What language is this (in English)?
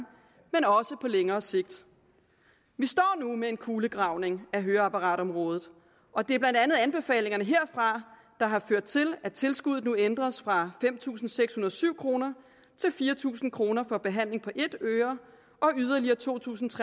Danish